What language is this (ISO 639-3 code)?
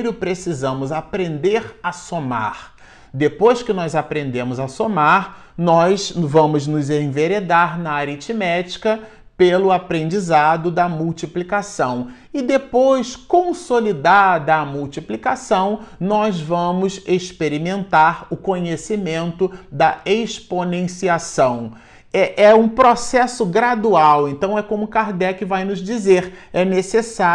por